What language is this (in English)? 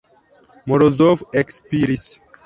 Esperanto